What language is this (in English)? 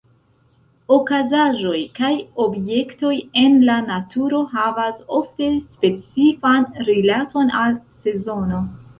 Esperanto